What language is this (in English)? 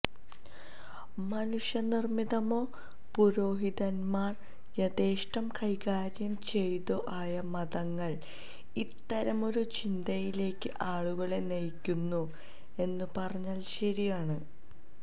Malayalam